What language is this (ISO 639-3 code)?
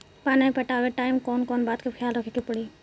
bho